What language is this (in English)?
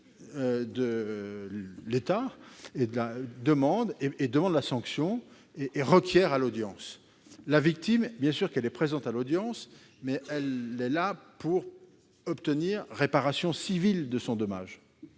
French